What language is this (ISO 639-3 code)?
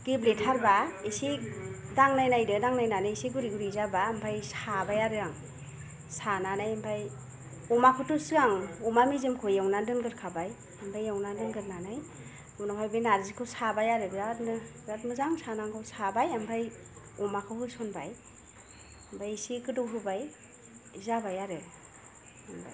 brx